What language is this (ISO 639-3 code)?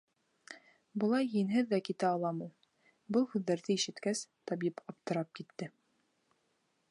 bak